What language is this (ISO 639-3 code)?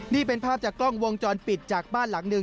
tha